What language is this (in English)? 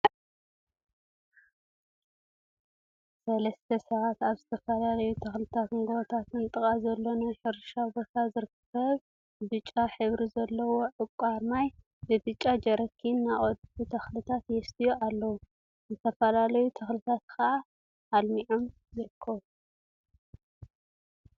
Tigrinya